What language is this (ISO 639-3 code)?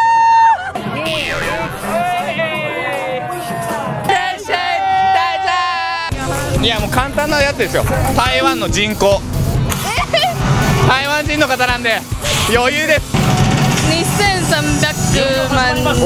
jpn